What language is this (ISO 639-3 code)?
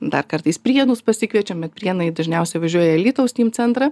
lit